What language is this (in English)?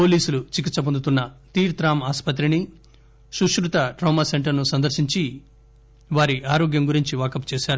Telugu